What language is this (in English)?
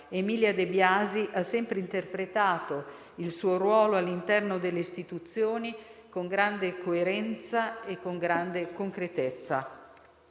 Italian